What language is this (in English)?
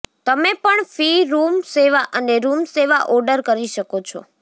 Gujarati